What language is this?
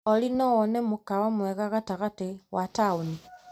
Kikuyu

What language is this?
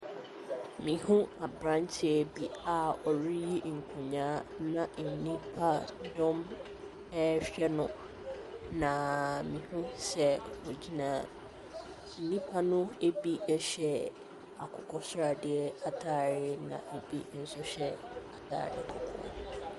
Akan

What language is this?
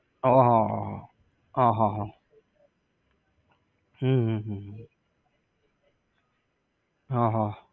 Gujarati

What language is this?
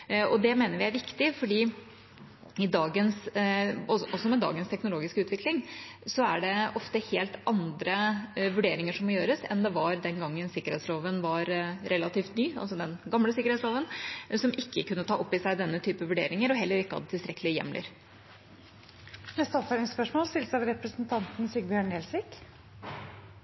Norwegian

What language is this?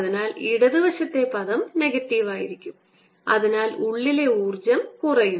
Malayalam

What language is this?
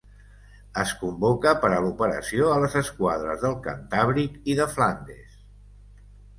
Catalan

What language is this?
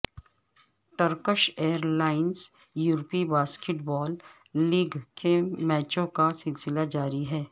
Urdu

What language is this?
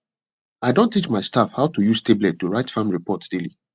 Nigerian Pidgin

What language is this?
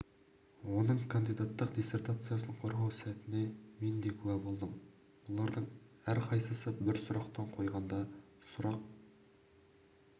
Kazakh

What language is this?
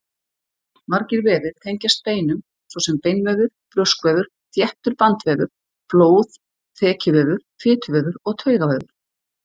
Icelandic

